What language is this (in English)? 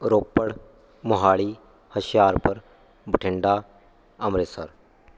Punjabi